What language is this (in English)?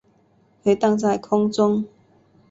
Chinese